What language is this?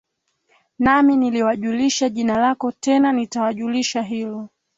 Swahili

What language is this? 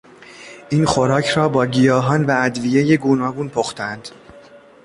Persian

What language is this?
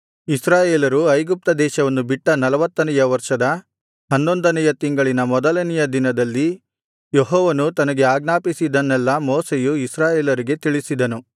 Kannada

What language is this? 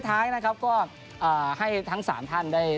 Thai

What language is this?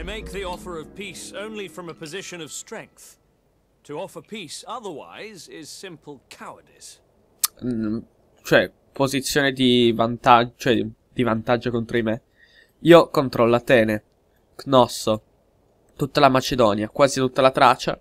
Italian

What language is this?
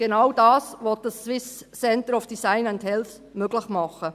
Swiss German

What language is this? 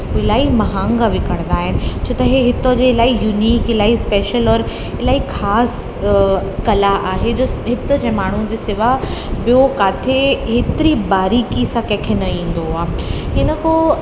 Sindhi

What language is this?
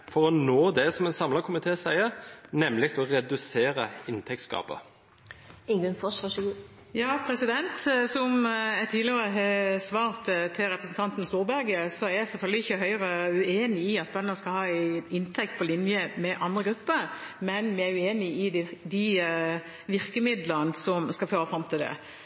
Norwegian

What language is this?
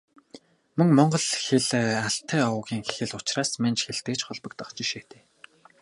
Mongolian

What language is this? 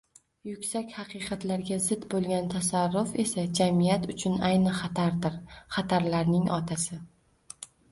Uzbek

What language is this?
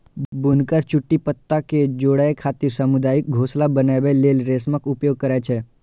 Maithili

